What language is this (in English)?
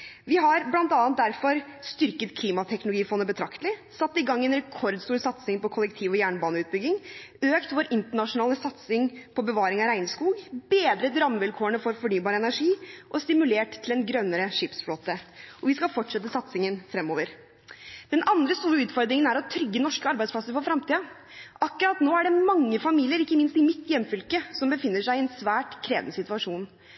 Norwegian Bokmål